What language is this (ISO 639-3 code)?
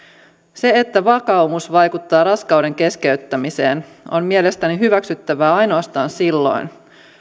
fin